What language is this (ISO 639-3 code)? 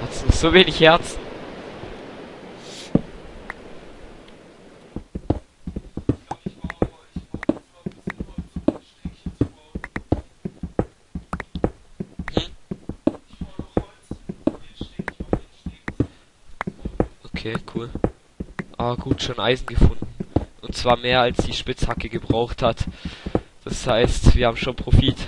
deu